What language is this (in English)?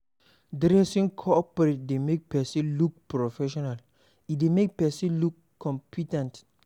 Nigerian Pidgin